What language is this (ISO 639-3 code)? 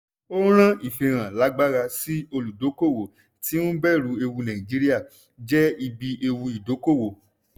yor